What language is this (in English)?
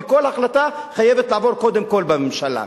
Hebrew